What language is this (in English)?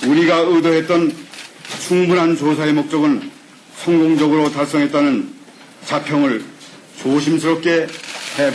Korean